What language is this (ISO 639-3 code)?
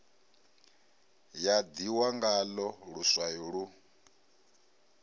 ven